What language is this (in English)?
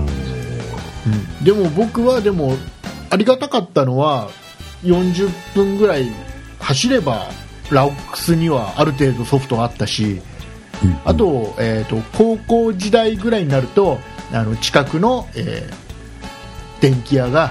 Japanese